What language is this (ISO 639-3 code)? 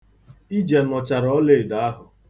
ibo